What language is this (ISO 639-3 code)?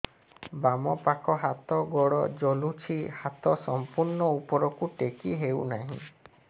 ori